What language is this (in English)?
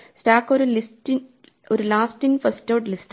Malayalam